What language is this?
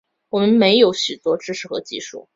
Chinese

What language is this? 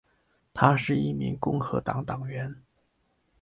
Chinese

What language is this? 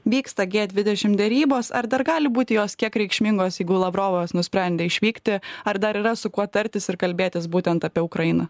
Lithuanian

